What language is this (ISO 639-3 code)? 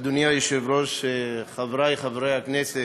heb